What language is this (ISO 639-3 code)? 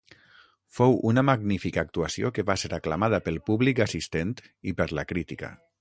cat